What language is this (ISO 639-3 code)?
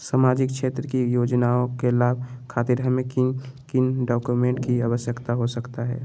mag